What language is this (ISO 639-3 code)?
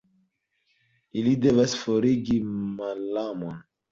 epo